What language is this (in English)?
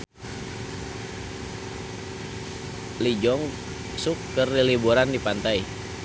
Sundanese